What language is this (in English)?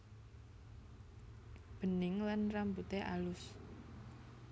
Javanese